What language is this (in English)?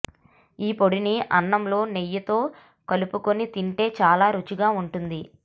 Telugu